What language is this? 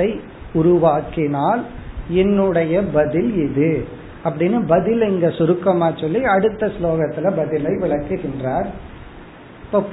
Tamil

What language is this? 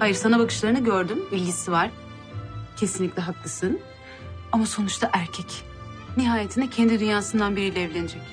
Turkish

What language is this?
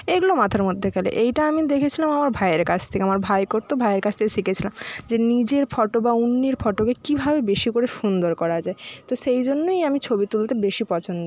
Bangla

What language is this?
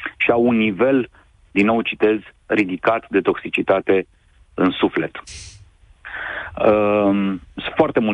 Romanian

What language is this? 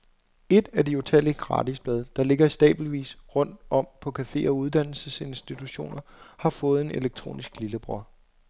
Danish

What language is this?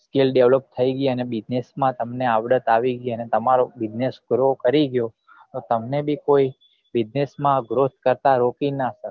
Gujarati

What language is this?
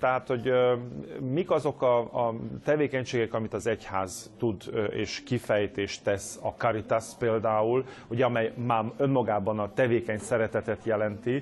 Hungarian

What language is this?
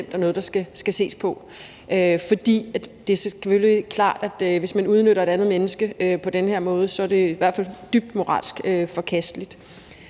Danish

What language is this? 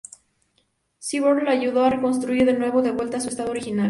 Spanish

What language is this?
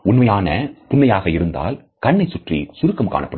Tamil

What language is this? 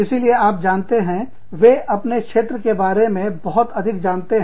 Hindi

